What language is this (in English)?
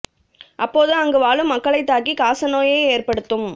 Tamil